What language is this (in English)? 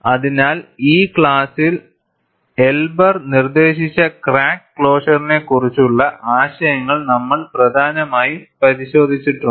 Malayalam